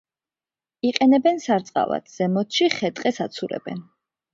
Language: Georgian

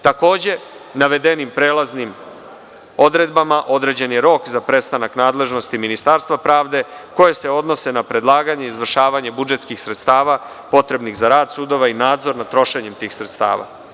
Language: Serbian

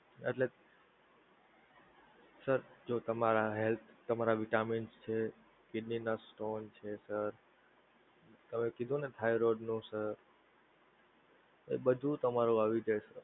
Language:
Gujarati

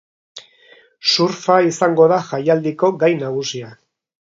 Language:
Basque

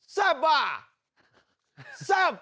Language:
Thai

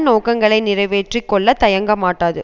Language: Tamil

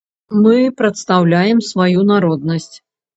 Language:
Belarusian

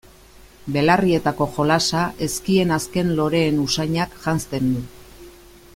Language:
Basque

